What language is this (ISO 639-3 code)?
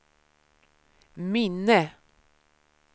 swe